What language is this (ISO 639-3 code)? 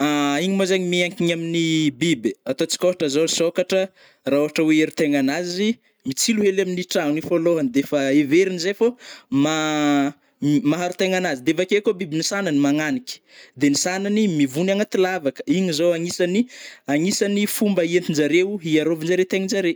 bmm